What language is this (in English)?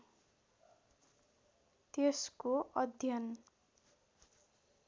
Nepali